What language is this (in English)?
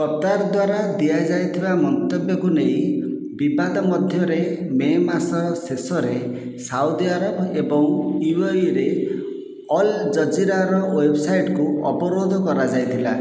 Odia